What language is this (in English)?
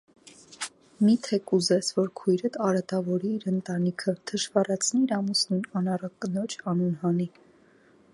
Armenian